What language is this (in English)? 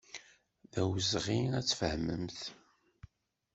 Kabyle